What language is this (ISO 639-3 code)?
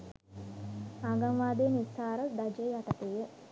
sin